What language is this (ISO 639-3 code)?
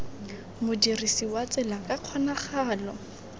tsn